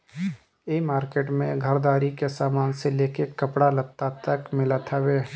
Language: Bhojpuri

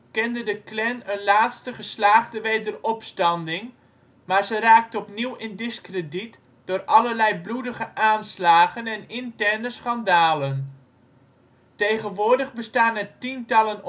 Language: Dutch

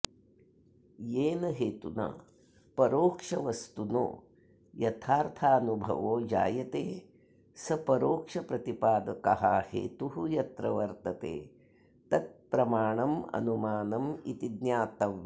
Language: Sanskrit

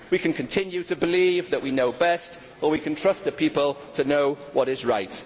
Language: English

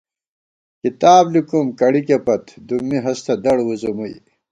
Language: Gawar-Bati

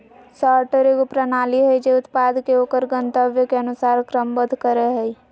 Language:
Magahi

